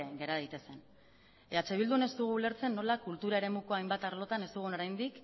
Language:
Basque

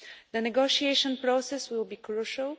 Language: English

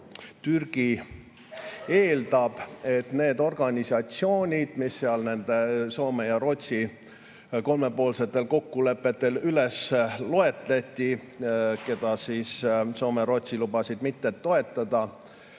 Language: Estonian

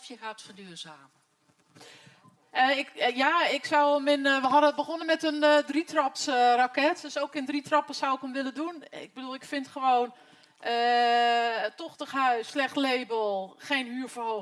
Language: Dutch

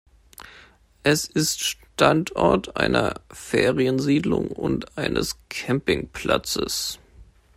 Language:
German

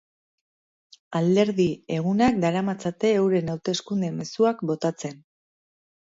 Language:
Basque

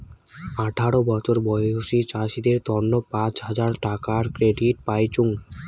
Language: Bangla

